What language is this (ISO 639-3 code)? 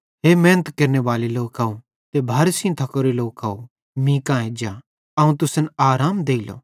bhd